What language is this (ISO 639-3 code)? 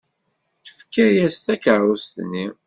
kab